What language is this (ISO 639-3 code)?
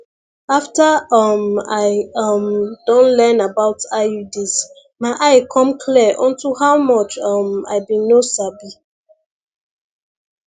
pcm